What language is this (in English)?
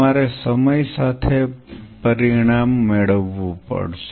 Gujarati